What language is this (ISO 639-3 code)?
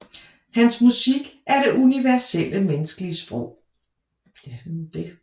dan